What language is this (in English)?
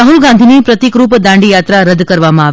Gujarati